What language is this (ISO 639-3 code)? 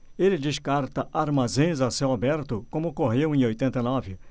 por